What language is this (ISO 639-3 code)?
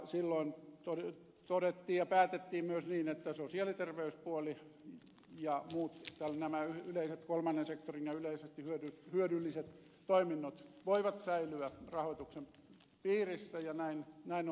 fin